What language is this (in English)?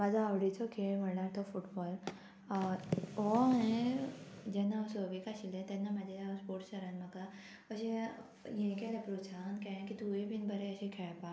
Konkani